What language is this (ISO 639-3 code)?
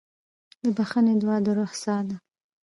pus